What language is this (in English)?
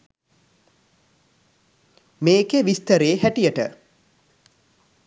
Sinhala